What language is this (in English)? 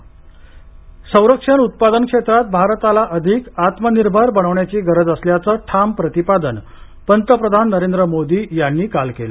Marathi